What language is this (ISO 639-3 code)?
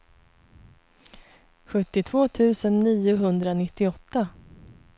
swe